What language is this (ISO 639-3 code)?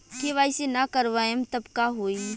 bho